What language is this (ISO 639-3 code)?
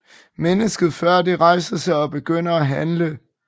dan